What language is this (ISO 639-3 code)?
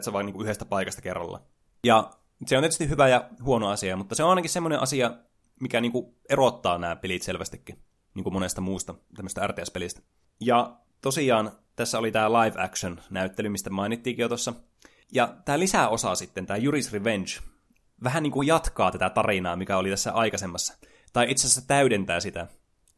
fin